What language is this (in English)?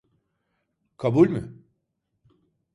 Turkish